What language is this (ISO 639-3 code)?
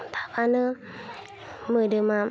brx